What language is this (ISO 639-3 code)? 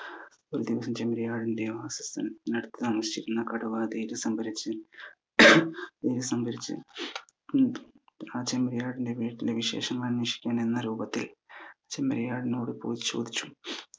mal